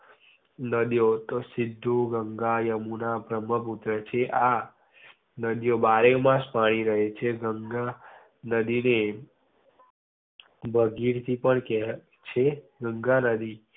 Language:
Gujarati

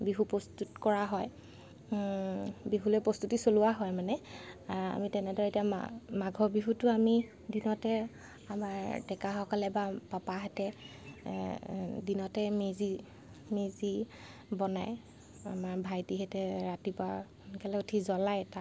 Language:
Assamese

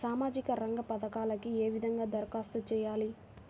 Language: Telugu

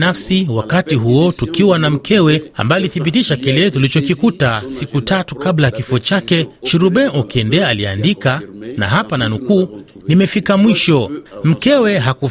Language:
Swahili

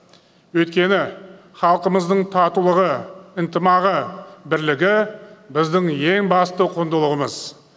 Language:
Kazakh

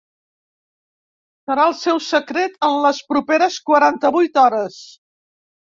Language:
Catalan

